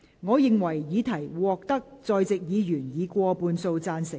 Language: Cantonese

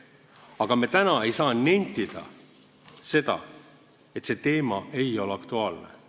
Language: Estonian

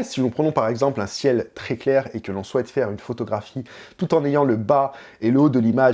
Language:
French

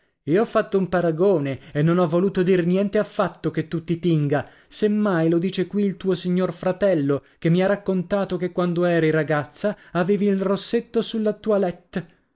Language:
Italian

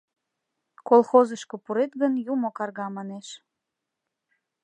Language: Mari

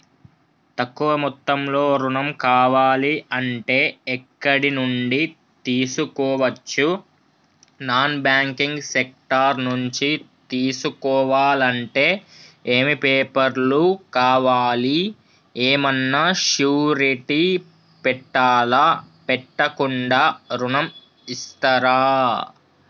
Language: Telugu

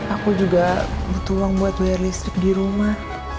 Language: Indonesian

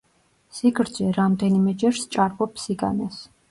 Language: Georgian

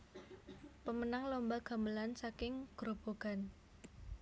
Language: Javanese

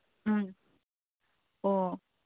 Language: Manipuri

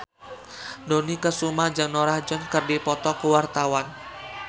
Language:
Sundanese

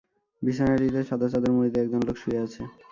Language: Bangla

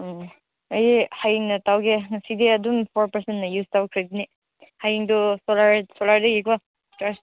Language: Manipuri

